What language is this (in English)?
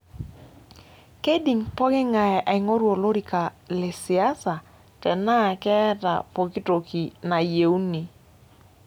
Masai